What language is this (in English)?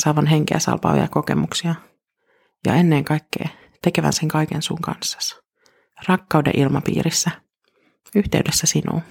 Finnish